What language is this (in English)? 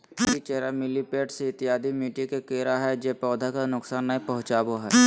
Magahi